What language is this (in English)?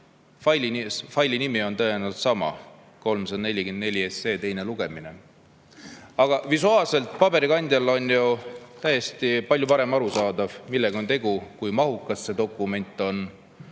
Estonian